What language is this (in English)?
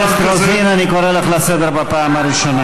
Hebrew